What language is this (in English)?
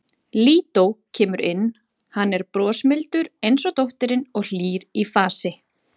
Icelandic